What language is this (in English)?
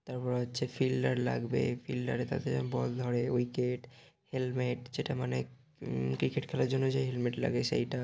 Bangla